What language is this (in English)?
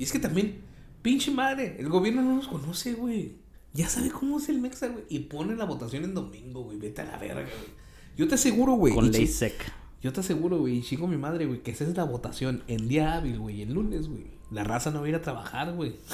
Spanish